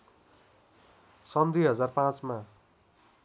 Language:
Nepali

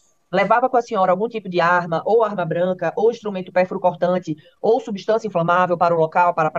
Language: Portuguese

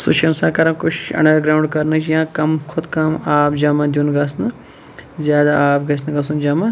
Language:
Kashmiri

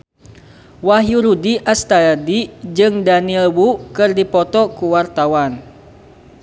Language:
Sundanese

